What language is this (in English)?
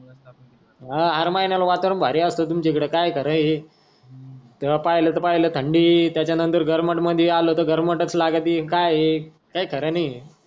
Marathi